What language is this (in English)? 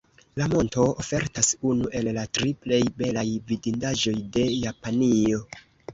Esperanto